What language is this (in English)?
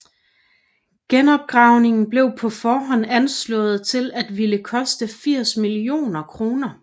Danish